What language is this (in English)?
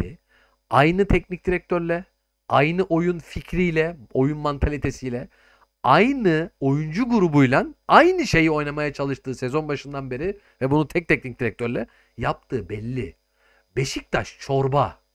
Turkish